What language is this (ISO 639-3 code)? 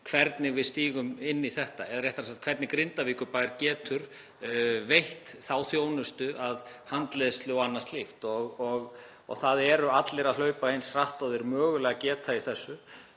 isl